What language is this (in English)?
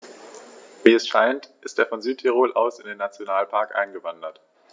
German